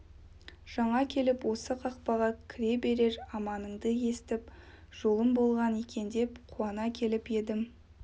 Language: Kazakh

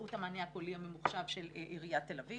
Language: Hebrew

